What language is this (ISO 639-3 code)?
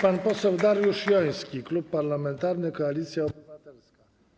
pol